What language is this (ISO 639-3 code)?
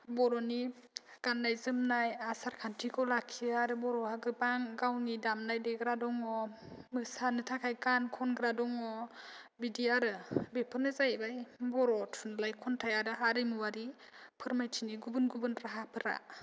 brx